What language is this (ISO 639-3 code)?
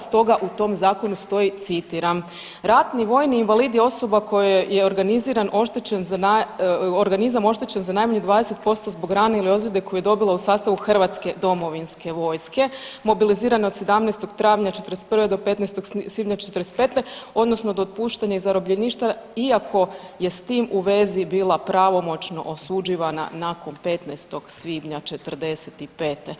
hrv